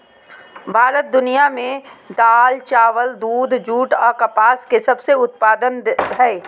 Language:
Magahi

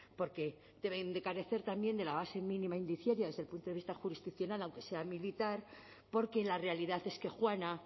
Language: Spanish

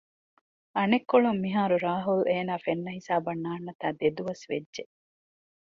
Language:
Divehi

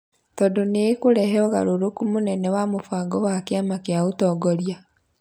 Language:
Kikuyu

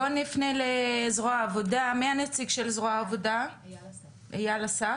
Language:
Hebrew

